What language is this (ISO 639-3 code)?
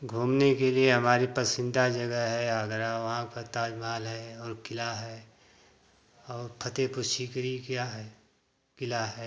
hin